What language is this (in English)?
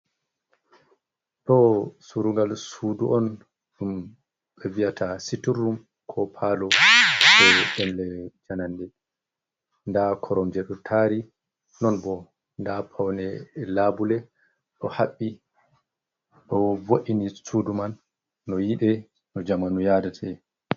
Fula